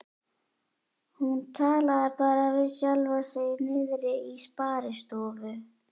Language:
Icelandic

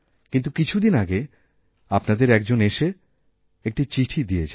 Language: Bangla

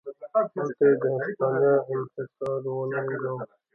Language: Pashto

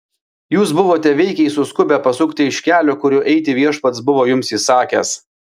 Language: Lithuanian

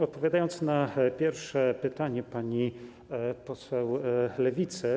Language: Polish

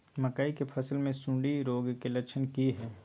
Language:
Maithili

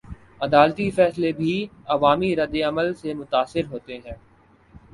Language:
Urdu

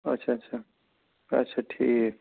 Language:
Kashmiri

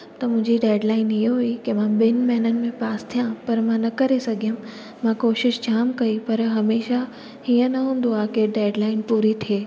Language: Sindhi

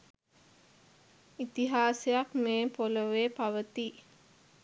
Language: Sinhala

